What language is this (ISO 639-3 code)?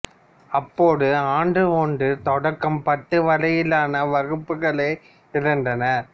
tam